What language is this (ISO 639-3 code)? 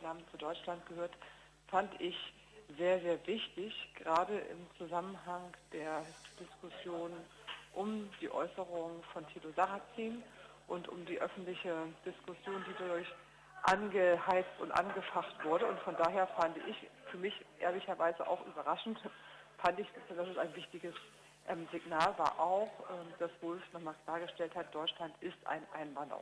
deu